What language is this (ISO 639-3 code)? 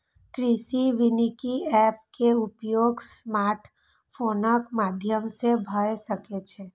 mai